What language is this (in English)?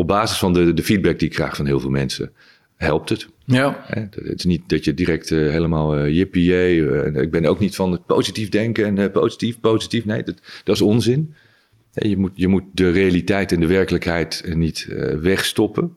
Dutch